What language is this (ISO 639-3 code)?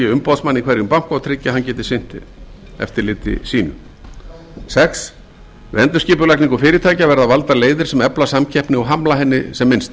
isl